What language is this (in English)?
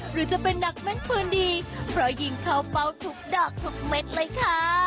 Thai